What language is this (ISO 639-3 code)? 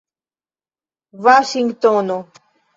epo